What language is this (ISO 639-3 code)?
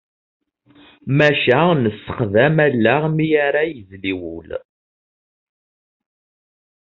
kab